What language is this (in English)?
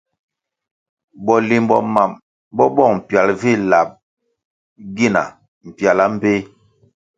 Kwasio